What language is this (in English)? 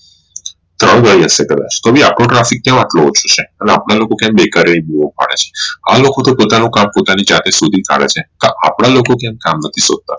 Gujarati